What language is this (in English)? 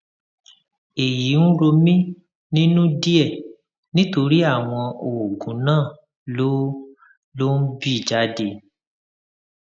Yoruba